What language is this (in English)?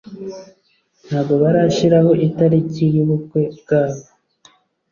Kinyarwanda